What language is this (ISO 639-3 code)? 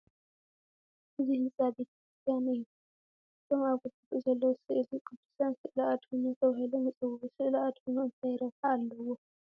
tir